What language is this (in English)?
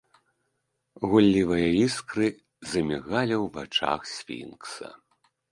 Belarusian